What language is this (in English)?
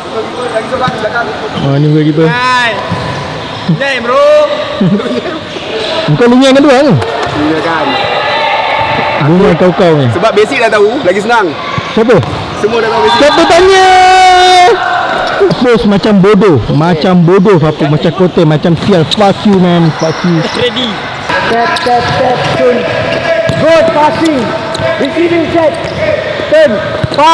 Malay